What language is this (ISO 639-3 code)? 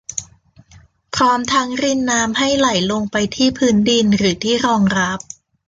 tha